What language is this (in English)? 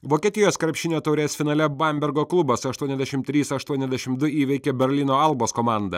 Lithuanian